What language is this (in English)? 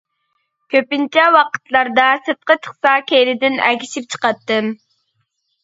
Uyghur